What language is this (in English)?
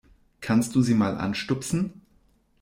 German